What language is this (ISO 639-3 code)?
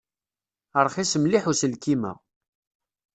kab